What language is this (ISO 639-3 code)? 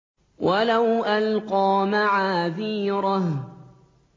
ara